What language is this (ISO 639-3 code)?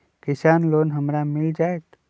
mag